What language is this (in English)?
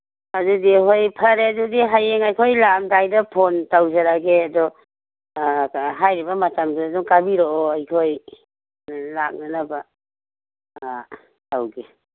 Manipuri